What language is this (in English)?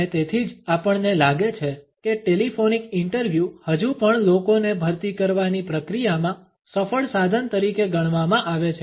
Gujarati